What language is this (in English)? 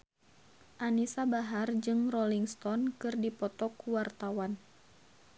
Sundanese